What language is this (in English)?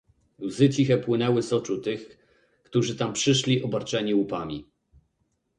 Polish